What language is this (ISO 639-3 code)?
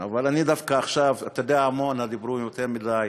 heb